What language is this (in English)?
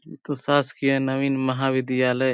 Sadri